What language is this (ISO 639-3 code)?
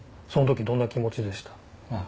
jpn